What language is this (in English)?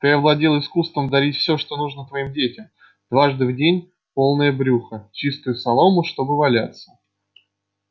Russian